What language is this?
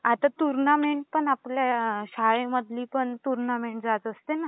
Marathi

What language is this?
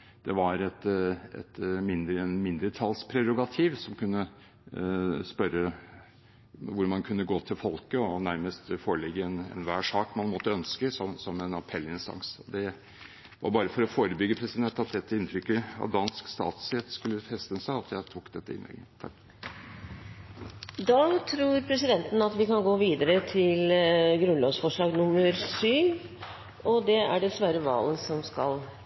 Norwegian Bokmål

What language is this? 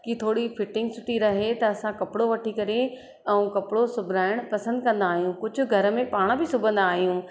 Sindhi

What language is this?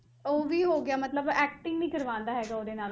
Punjabi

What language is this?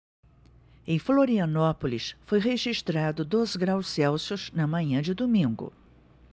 Portuguese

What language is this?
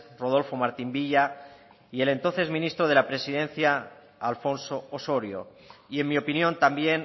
Spanish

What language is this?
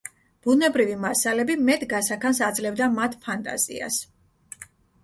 Georgian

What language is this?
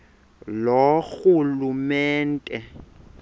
Xhosa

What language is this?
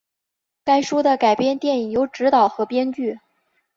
Chinese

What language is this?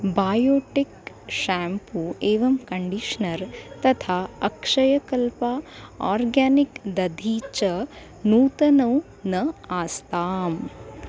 Sanskrit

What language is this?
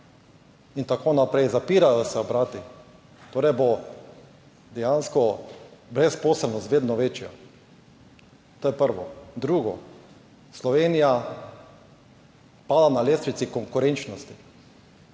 Slovenian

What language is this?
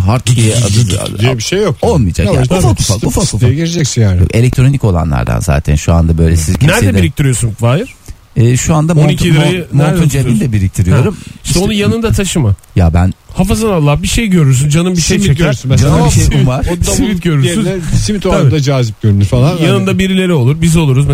Turkish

